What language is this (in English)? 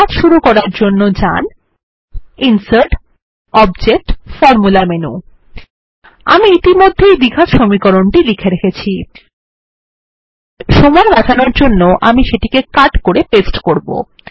Bangla